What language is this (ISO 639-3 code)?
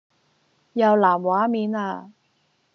yue